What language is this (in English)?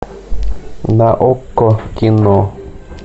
Russian